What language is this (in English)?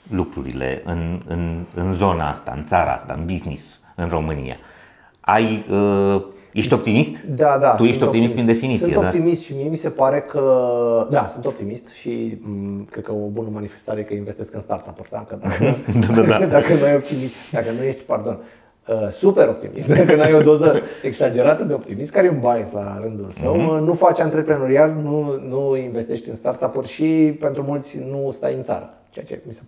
Romanian